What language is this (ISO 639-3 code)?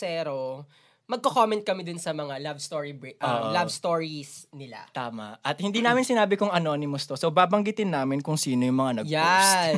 fil